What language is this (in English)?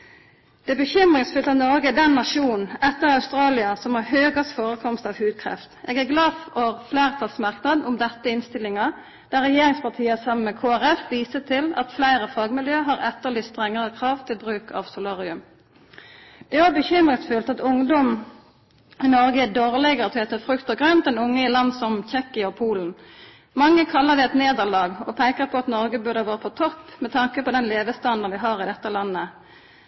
Norwegian Nynorsk